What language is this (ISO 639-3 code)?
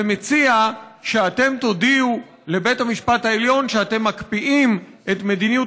heb